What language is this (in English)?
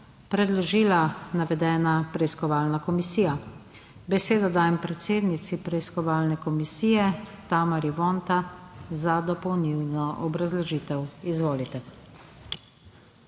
Slovenian